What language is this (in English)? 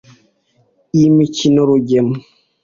Kinyarwanda